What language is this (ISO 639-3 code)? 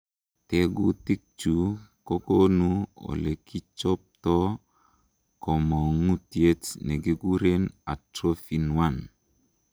kln